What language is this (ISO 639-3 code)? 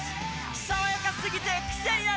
jpn